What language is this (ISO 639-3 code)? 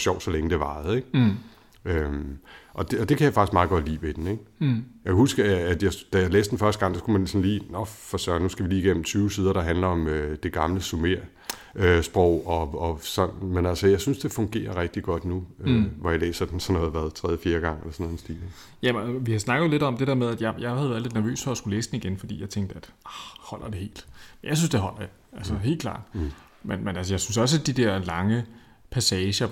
dan